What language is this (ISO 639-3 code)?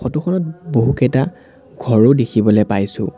asm